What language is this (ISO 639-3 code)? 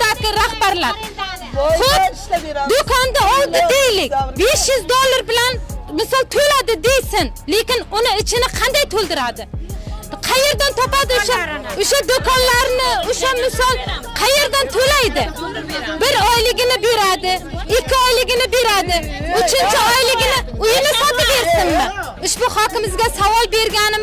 tur